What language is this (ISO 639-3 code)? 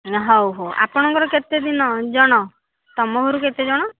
ori